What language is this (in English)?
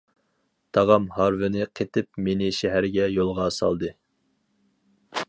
Uyghur